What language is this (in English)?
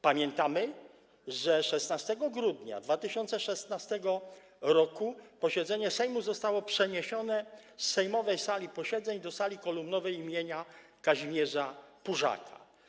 Polish